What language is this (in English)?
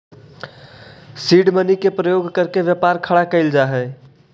Magahi